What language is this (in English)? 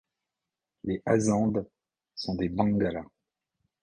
French